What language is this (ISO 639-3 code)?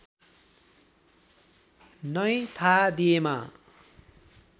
nep